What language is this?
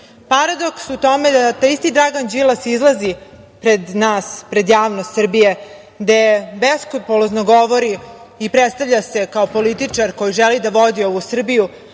Serbian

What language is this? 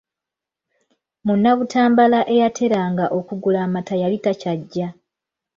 Ganda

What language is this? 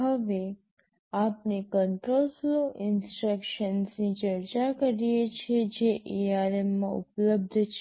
Gujarati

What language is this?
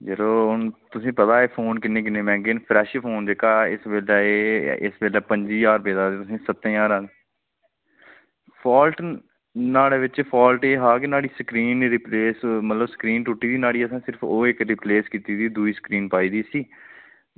Dogri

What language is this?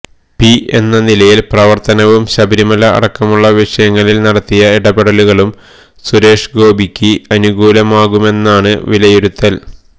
Malayalam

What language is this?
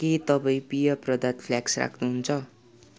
Nepali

